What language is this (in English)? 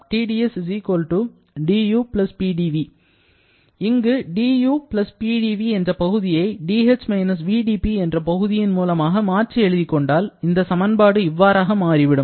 Tamil